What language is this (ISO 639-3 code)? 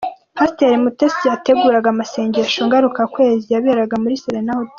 kin